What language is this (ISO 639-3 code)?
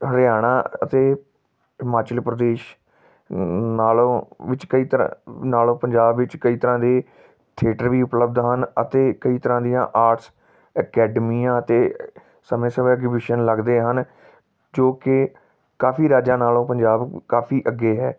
pan